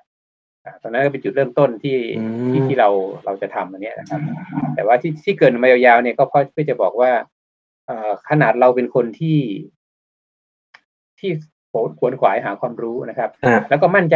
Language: Thai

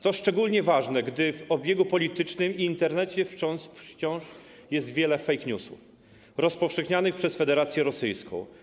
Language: Polish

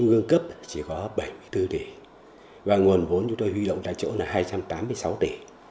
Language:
Vietnamese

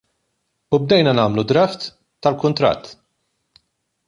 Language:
Maltese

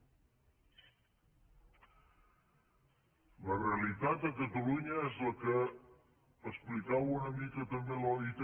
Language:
Catalan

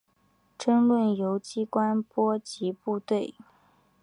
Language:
Chinese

